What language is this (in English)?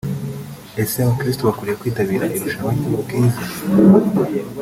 Kinyarwanda